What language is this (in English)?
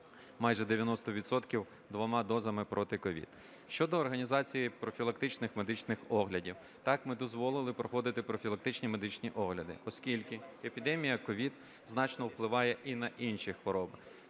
Ukrainian